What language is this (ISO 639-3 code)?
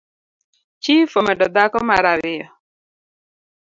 luo